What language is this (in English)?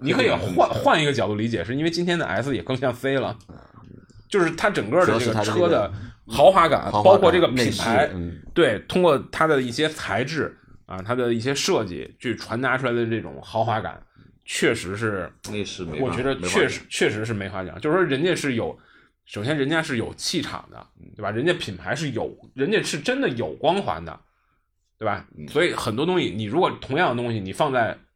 Chinese